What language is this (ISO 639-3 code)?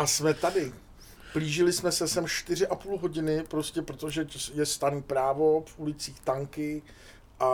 ces